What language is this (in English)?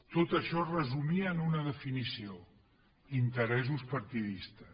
Catalan